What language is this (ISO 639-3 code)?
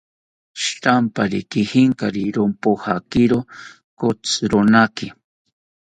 cpy